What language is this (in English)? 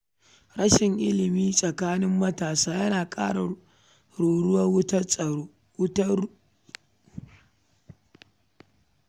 Hausa